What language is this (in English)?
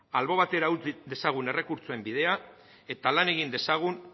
Basque